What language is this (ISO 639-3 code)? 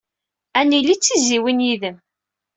kab